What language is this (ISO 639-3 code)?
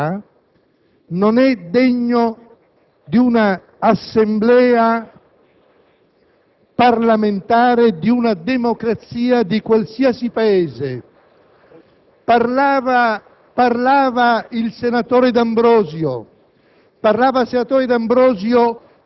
ita